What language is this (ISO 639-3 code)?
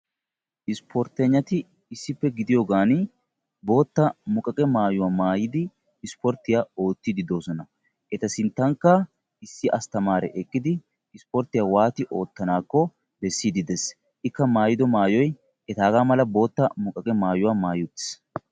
wal